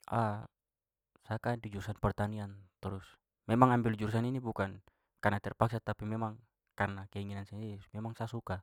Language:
Papuan Malay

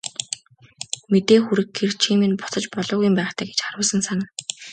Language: Mongolian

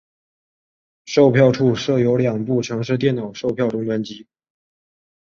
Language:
Chinese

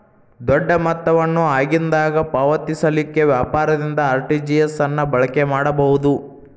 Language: Kannada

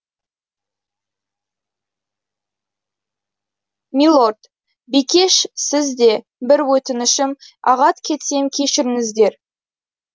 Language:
Kazakh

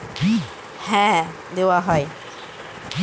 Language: Bangla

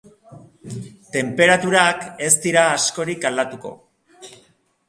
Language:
Basque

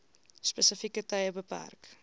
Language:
Afrikaans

